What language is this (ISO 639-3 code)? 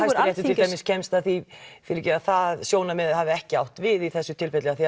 isl